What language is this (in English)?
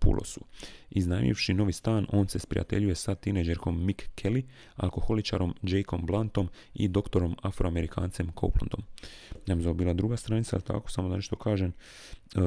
Croatian